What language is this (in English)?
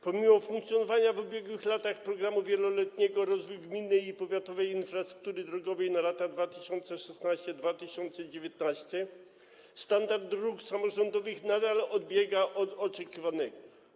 Polish